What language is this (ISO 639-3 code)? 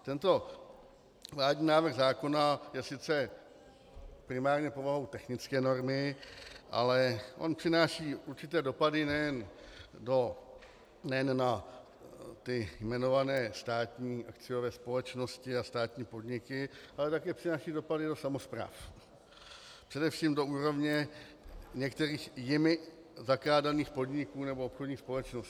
ces